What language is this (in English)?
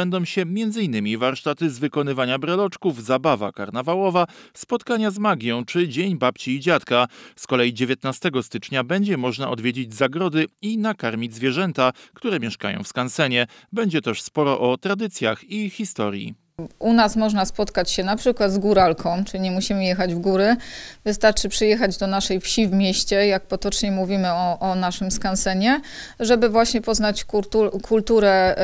Polish